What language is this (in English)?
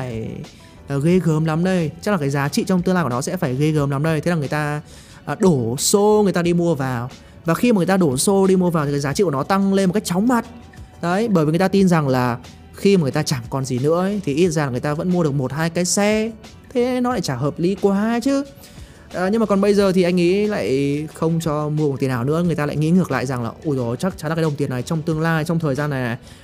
Vietnamese